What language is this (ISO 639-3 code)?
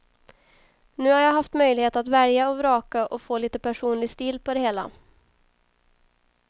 swe